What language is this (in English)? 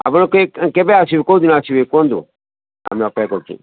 Odia